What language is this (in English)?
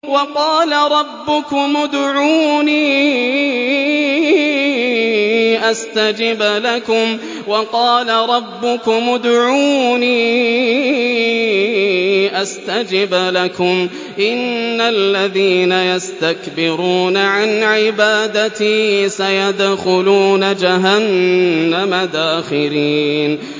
Arabic